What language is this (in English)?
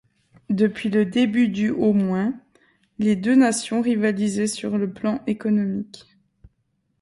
French